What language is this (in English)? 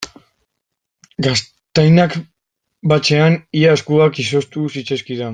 Basque